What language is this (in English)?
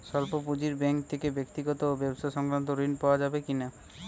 Bangla